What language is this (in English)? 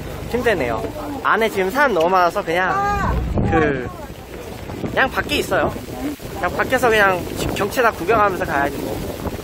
Korean